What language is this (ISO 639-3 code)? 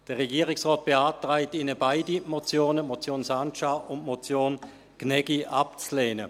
gsw